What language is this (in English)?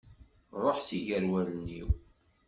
Kabyle